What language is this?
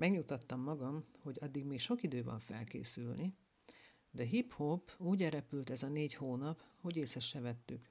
Hungarian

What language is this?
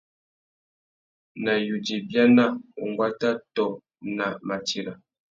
Tuki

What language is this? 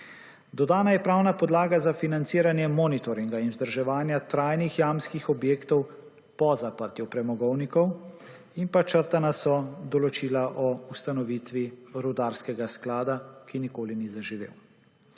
Slovenian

